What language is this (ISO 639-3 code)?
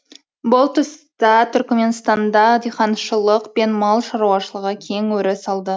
kaz